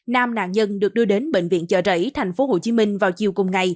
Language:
Vietnamese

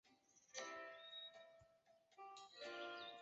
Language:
Chinese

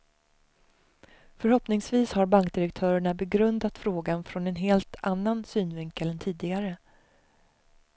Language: Swedish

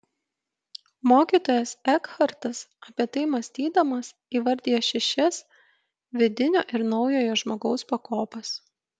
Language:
Lithuanian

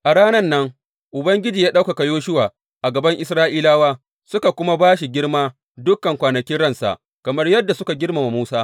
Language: Hausa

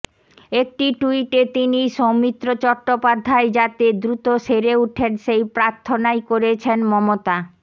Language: Bangla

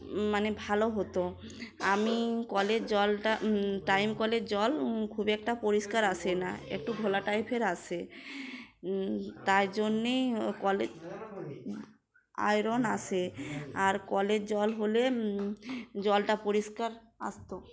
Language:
Bangla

